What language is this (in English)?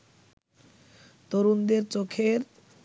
Bangla